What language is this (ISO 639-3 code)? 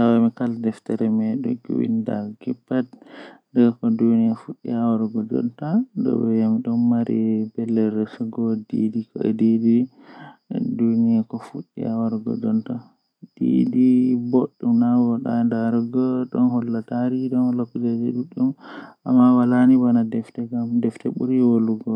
fuh